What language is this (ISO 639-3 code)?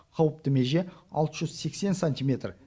kaz